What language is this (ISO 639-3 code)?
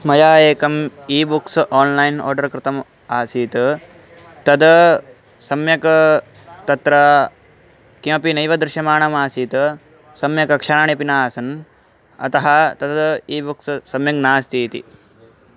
san